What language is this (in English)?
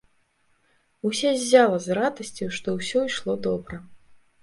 Belarusian